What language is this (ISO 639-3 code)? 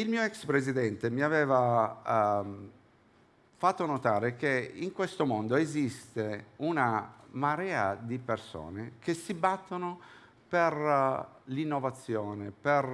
ita